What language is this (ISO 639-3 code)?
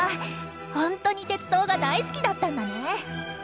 jpn